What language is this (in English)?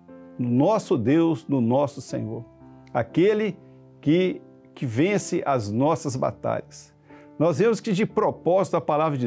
Portuguese